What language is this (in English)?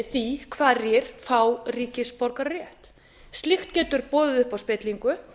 Icelandic